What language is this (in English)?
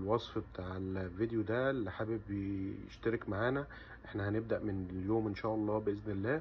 Arabic